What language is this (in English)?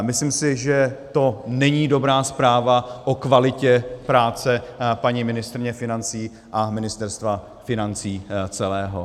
Czech